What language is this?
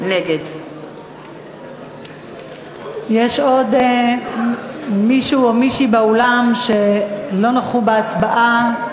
Hebrew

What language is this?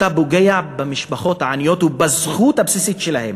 Hebrew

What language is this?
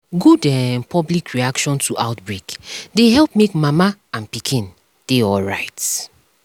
Nigerian Pidgin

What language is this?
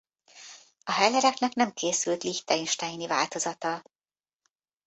Hungarian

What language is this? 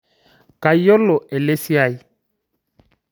Masai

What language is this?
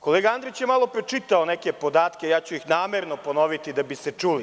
Serbian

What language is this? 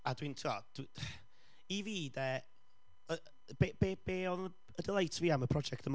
Welsh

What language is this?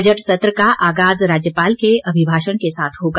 Hindi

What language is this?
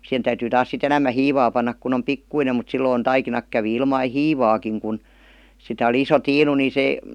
Finnish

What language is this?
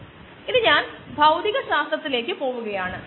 Malayalam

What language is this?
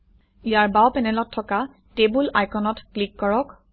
Assamese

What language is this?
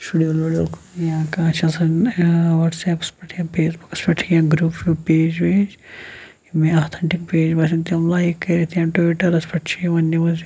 Kashmiri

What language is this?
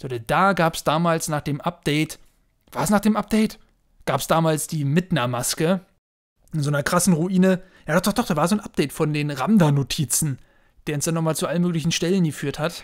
German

